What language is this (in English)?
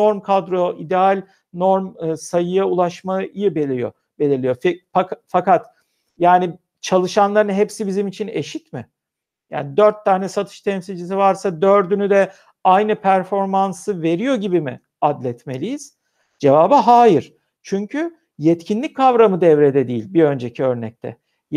Turkish